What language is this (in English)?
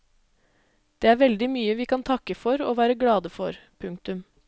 Norwegian